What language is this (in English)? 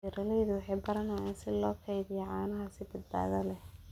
Somali